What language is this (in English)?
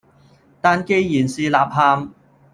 Cantonese